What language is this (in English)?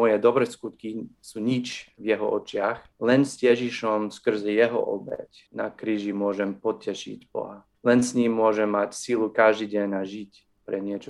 Czech